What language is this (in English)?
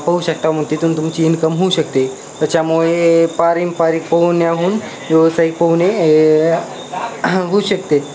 Marathi